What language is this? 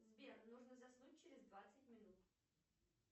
Russian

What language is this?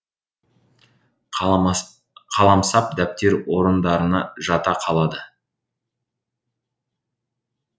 Kazakh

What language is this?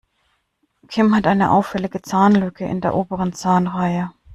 German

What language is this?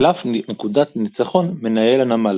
Hebrew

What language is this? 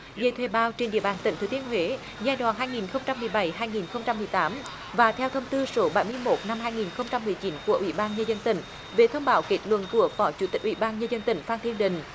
Vietnamese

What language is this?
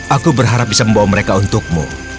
Indonesian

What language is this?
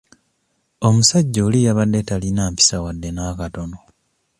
Ganda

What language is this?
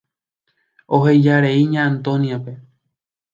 Guarani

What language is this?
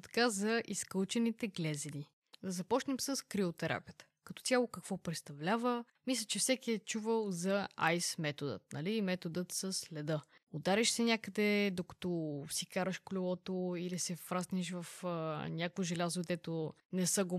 Bulgarian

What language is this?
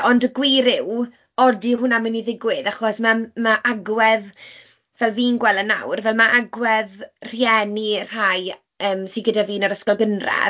Welsh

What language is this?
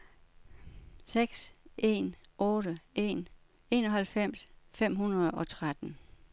Danish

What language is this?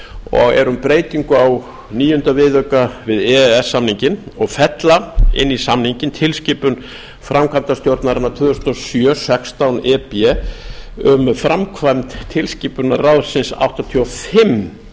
Icelandic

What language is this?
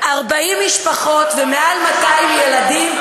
Hebrew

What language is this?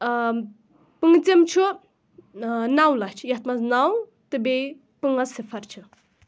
Kashmiri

